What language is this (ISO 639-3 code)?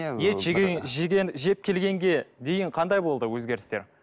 kaz